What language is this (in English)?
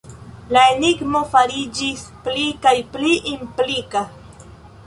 Esperanto